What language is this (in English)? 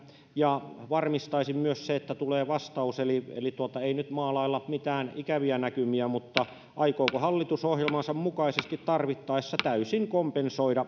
Finnish